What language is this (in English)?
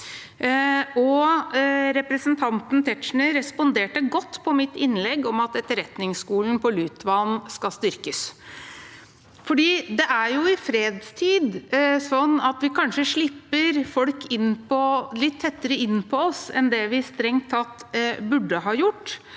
Norwegian